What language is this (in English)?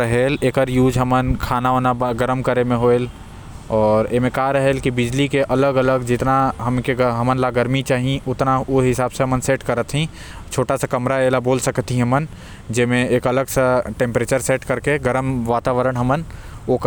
Korwa